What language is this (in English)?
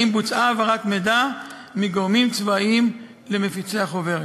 Hebrew